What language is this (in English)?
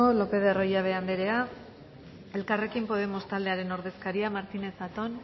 Basque